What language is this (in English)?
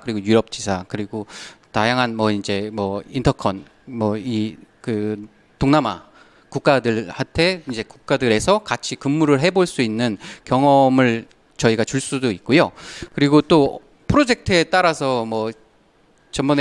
Korean